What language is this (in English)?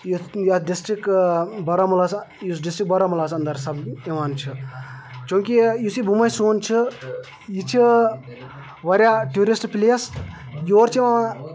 Kashmiri